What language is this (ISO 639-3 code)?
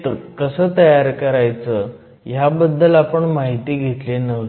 mar